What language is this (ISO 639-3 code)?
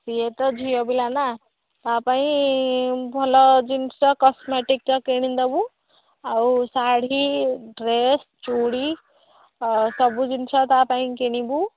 ori